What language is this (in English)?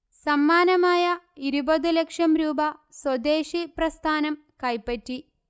Malayalam